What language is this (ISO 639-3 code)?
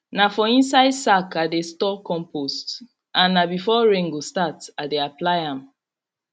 pcm